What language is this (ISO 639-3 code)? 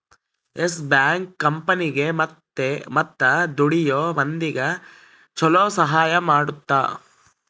kan